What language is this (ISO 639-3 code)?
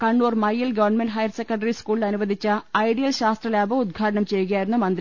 mal